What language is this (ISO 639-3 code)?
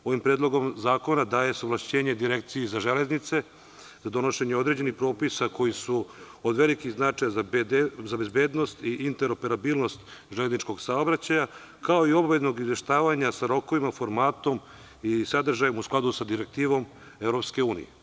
srp